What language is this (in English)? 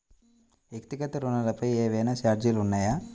Telugu